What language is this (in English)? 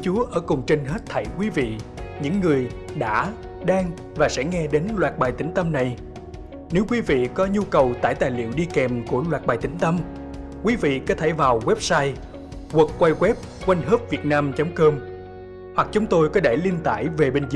Vietnamese